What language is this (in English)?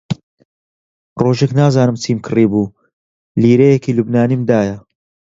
Central Kurdish